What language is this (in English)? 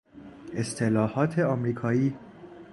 Persian